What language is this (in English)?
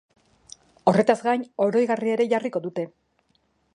Basque